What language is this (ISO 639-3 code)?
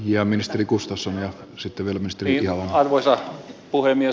fin